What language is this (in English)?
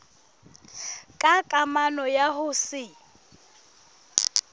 Southern Sotho